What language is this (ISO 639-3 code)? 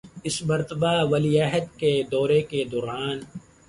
urd